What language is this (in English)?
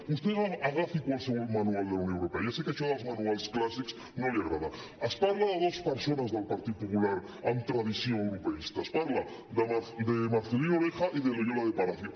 Catalan